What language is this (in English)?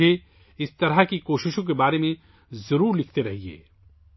Urdu